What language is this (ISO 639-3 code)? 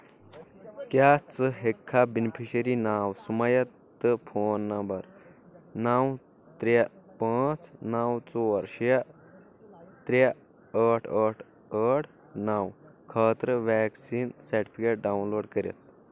kas